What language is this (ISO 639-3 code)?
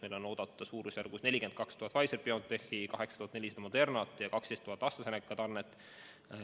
est